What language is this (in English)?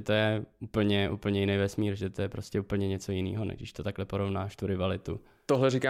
Czech